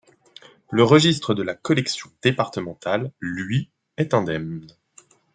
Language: French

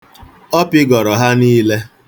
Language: Igbo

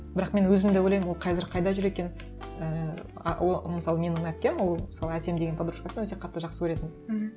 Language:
Kazakh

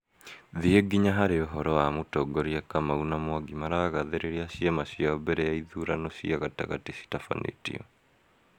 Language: Kikuyu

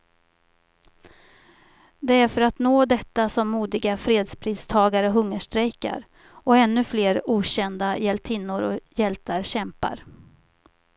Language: Swedish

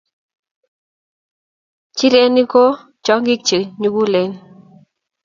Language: Kalenjin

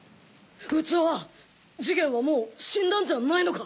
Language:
Japanese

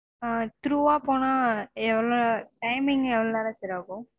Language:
Tamil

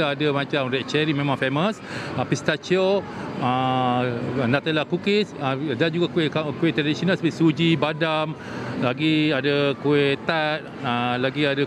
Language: Malay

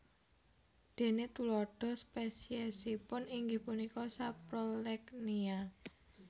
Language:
Javanese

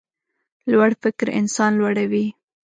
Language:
Pashto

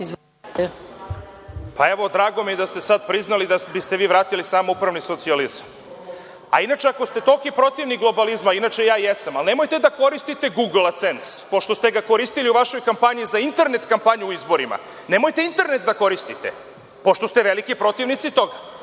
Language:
Serbian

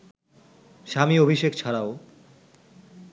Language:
Bangla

